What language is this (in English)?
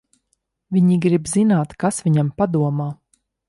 Latvian